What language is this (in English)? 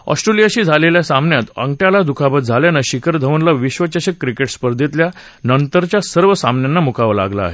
Marathi